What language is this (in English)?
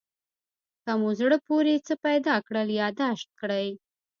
Pashto